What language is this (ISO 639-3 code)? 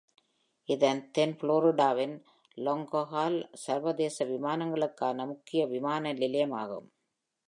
tam